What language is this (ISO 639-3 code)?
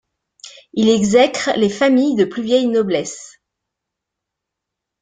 fra